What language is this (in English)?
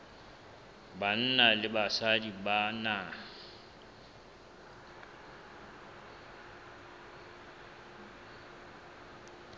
Southern Sotho